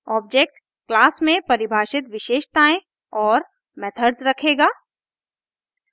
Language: Hindi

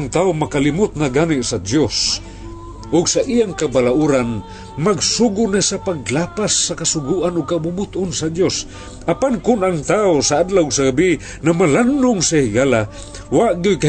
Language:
Filipino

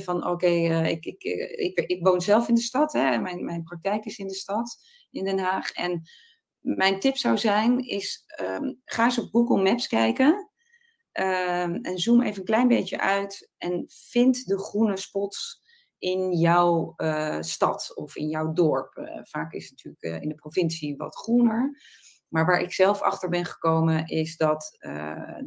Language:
Dutch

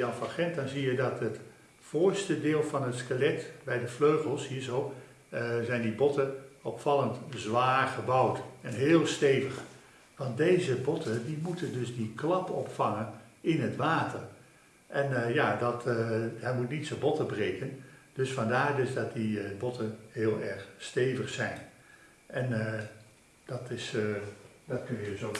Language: Dutch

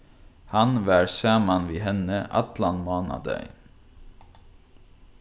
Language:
Faroese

